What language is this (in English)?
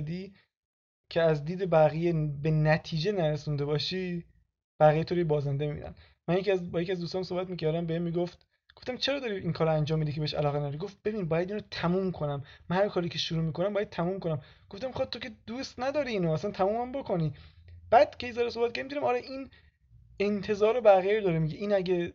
Persian